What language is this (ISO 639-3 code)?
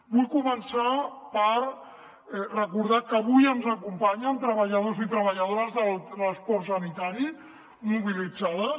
cat